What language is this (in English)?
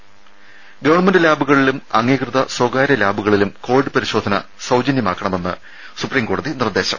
Malayalam